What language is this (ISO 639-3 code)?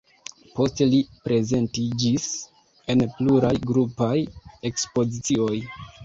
epo